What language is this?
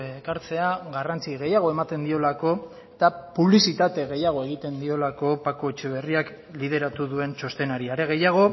Basque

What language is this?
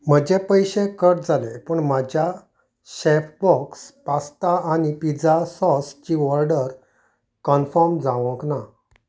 Konkani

